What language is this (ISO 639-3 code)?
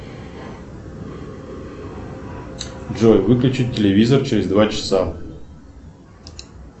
rus